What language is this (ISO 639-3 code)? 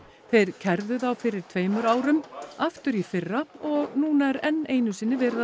isl